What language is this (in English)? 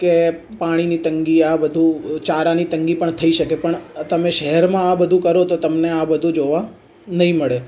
Gujarati